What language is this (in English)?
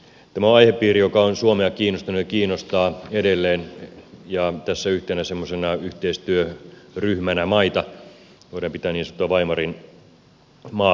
Finnish